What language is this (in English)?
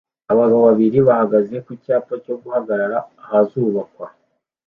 Kinyarwanda